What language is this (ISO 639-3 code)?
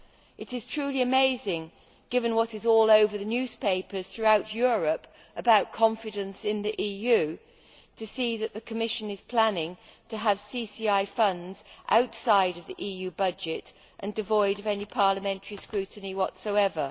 eng